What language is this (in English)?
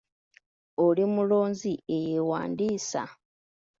Ganda